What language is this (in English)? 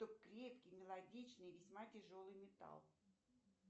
Russian